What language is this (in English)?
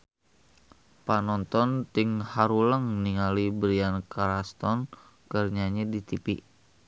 Sundanese